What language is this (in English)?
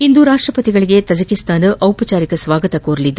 Kannada